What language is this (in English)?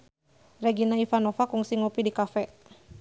Sundanese